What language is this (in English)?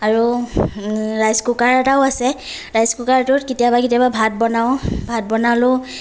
Assamese